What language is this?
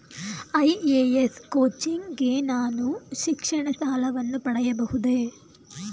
Kannada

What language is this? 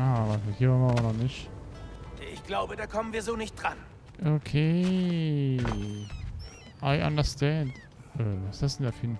German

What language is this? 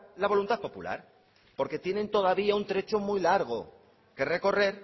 Spanish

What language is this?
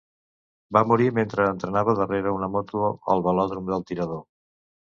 Catalan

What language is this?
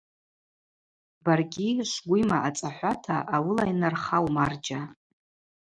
Abaza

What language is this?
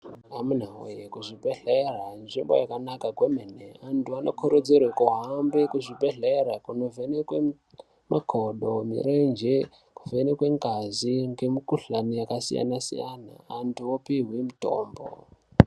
Ndau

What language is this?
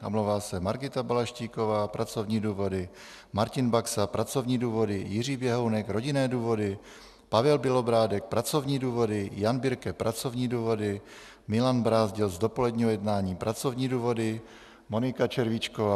Czech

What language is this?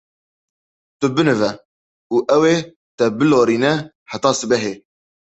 Kurdish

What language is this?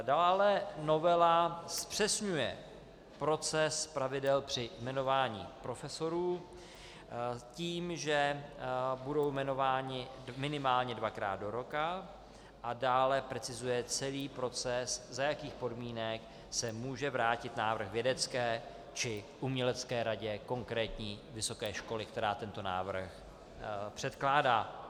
Czech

